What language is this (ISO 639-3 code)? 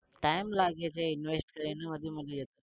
guj